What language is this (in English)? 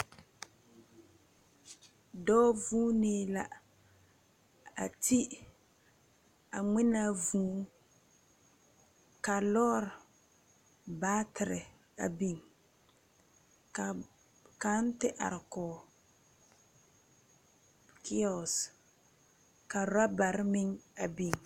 Southern Dagaare